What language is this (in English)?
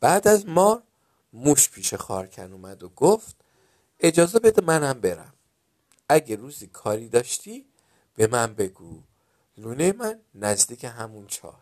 Persian